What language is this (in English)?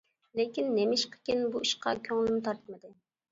Uyghur